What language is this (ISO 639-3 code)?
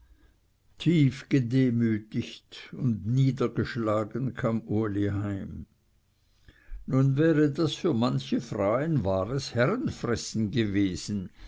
deu